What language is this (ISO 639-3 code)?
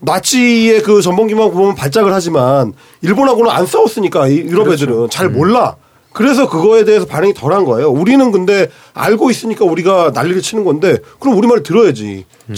kor